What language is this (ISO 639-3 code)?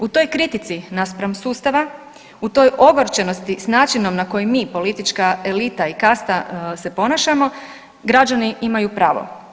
hrv